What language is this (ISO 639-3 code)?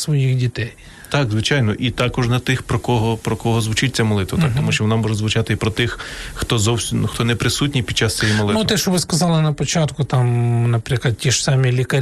ukr